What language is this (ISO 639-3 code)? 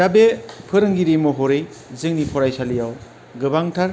brx